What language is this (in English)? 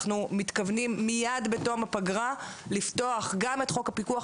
Hebrew